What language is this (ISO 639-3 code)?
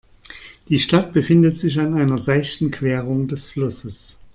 deu